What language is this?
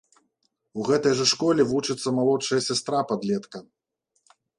Belarusian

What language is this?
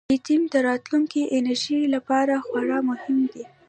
Pashto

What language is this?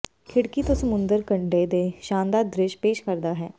Punjabi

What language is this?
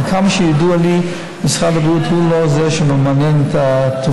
Hebrew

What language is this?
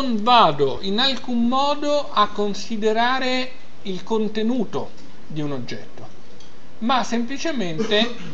Italian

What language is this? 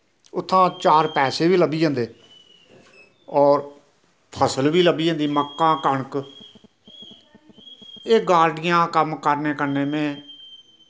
Dogri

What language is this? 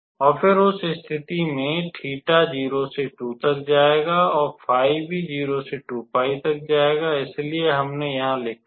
Hindi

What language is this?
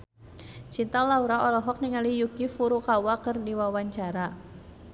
Sundanese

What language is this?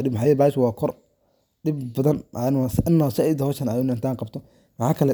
Somali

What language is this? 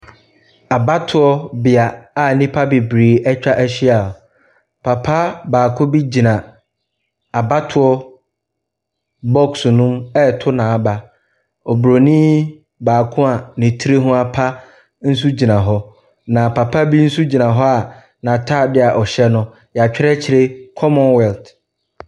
Akan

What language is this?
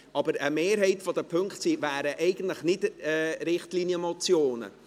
Swiss German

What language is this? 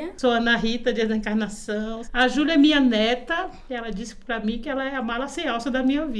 Portuguese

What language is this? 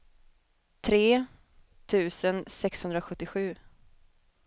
Swedish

